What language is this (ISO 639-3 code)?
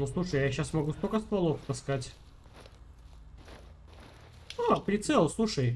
rus